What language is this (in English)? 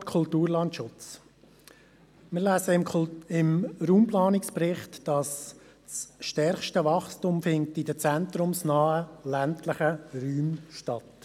Swiss German